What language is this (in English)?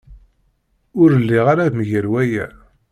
Kabyle